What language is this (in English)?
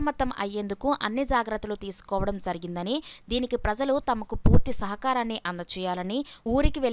Telugu